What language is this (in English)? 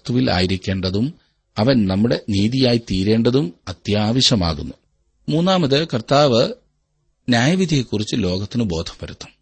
Malayalam